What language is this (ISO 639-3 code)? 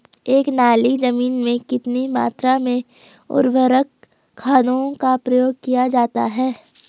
hin